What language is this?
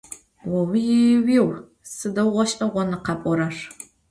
Adyghe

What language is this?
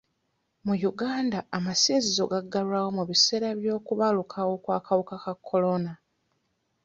Ganda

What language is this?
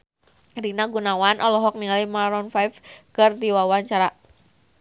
Sundanese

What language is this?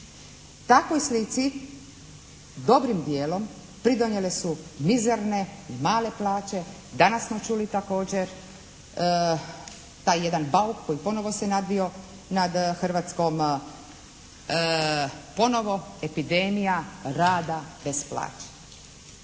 Croatian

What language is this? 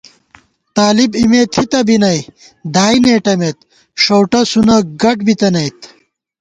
Gawar-Bati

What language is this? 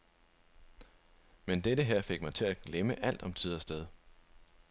Danish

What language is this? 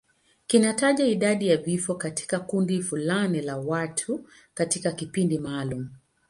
Swahili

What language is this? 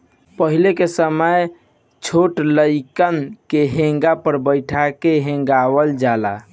Bhojpuri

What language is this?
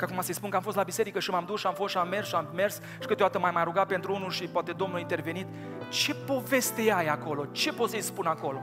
Romanian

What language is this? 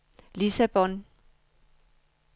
Danish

